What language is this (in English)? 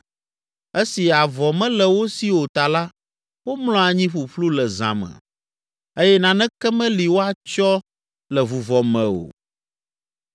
Ewe